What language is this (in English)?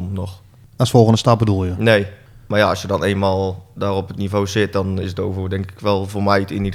Dutch